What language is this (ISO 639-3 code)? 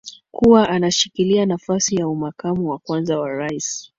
swa